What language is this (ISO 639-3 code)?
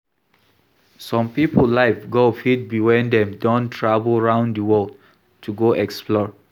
pcm